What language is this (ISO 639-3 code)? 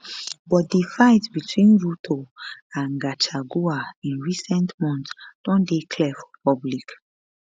pcm